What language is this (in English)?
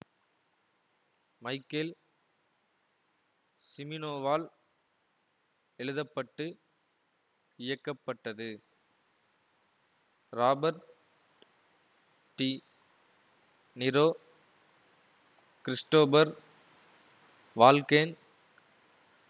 Tamil